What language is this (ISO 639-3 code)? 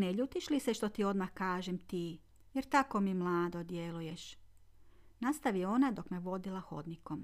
hrv